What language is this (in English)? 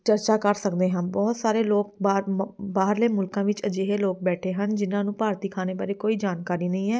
Punjabi